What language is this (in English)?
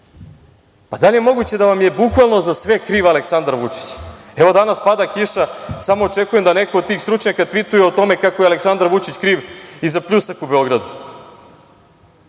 Serbian